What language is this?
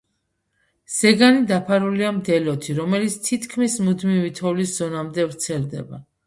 Georgian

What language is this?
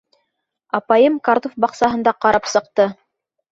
Bashkir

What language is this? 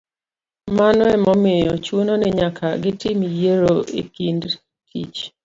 Luo (Kenya and Tanzania)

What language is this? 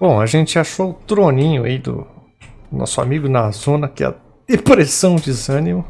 Portuguese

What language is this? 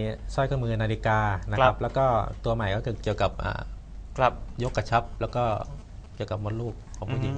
Thai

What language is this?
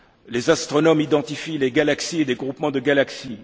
French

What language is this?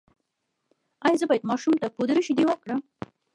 Pashto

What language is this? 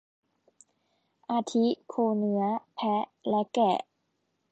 Thai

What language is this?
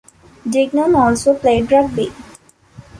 English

